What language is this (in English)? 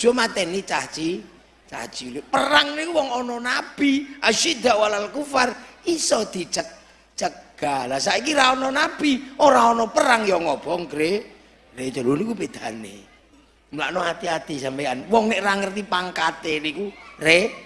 Indonesian